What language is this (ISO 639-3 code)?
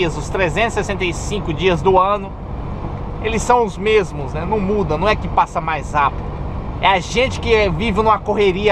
por